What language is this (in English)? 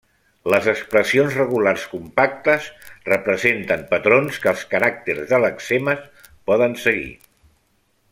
Catalan